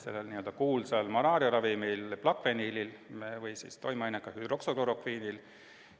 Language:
Estonian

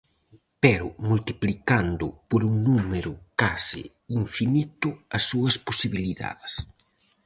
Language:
Galician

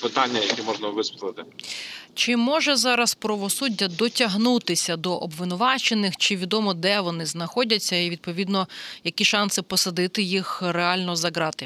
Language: Ukrainian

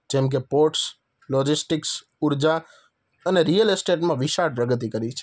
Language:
Gujarati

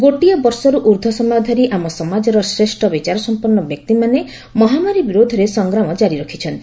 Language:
Odia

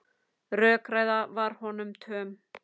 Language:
Icelandic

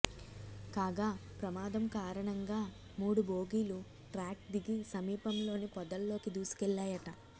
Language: Telugu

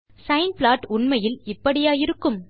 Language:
Tamil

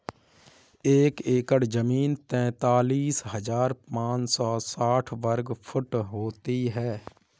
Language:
Hindi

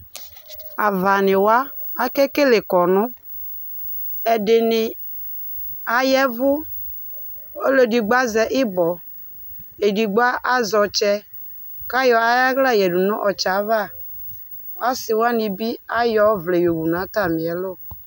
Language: Ikposo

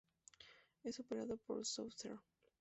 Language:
Spanish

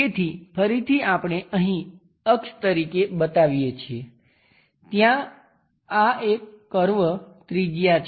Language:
Gujarati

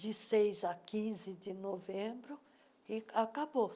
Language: Portuguese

